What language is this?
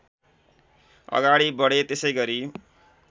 Nepali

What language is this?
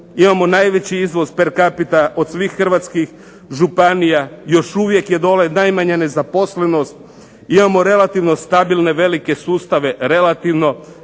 Croatian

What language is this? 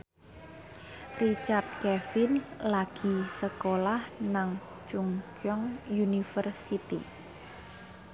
Javanese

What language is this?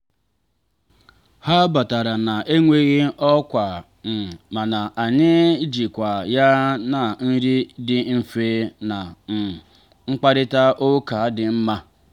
Igbo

